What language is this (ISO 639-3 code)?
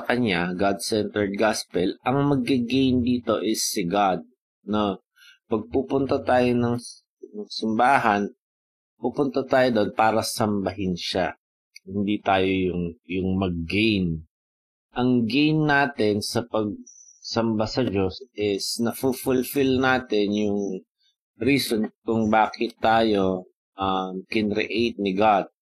fil